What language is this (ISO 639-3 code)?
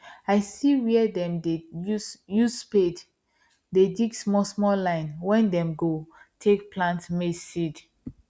pcm